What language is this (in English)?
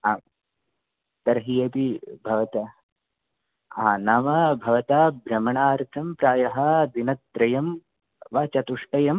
Sanskrit